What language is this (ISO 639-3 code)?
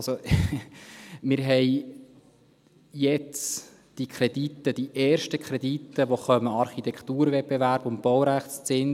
gsw